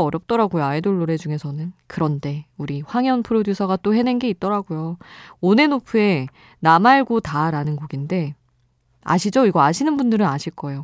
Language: Korean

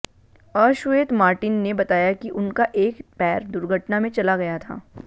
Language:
Hindi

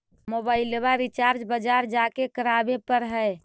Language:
Magahi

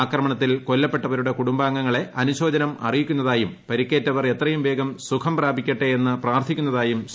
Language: Malayalam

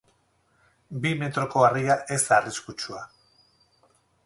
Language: Basque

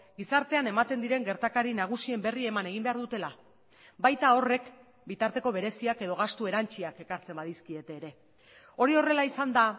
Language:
Basque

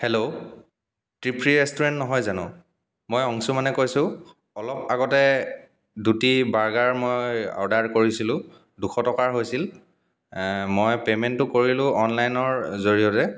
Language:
Assamese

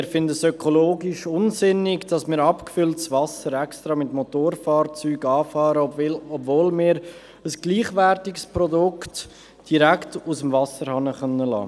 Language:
Swiss German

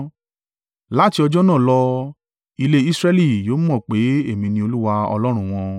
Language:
Yoruba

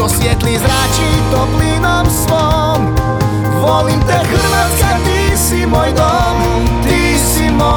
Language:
Croatian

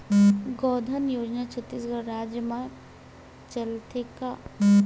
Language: Chhattisgarhi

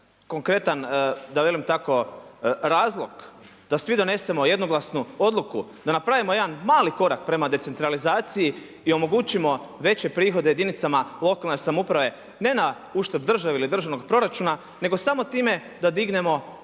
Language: Croatian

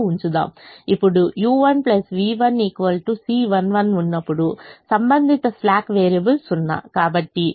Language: Telugu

